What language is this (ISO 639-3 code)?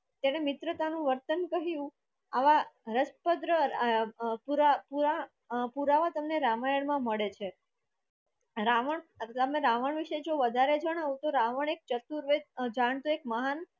guj